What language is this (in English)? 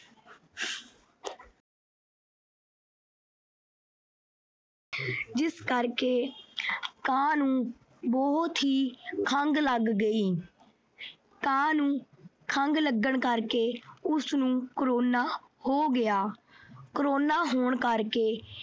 Punjabi